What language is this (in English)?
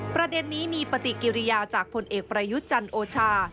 Thai